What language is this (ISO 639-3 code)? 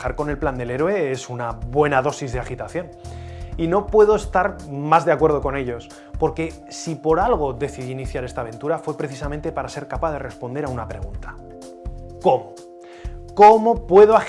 spa